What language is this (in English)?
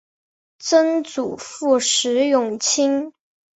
Chinese